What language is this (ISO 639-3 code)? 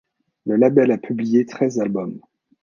fra